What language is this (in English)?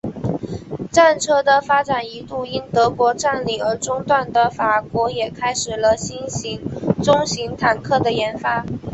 Chinese